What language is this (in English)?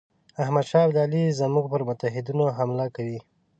Pashto